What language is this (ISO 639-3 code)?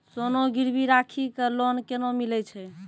mai